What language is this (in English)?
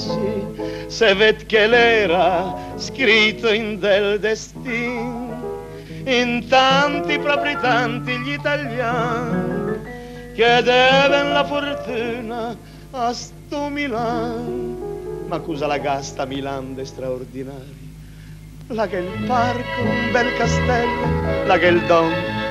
Italian